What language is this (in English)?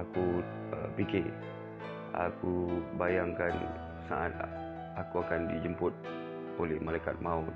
Malay